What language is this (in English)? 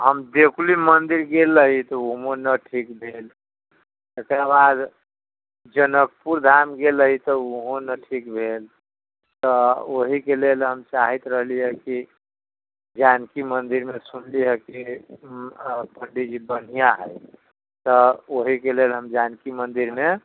Maithili